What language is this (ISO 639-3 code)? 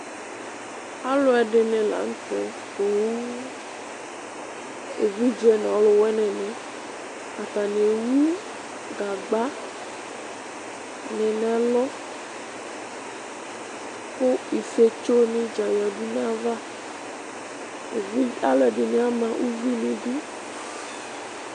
kpo